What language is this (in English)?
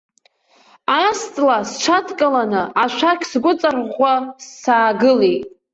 Abkhazian